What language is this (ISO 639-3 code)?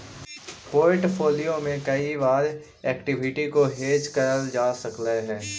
mag